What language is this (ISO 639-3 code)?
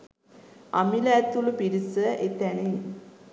sin